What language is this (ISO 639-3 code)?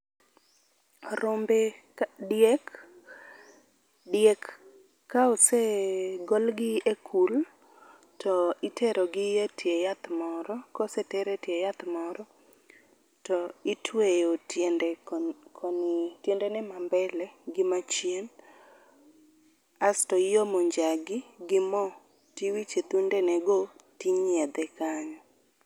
luo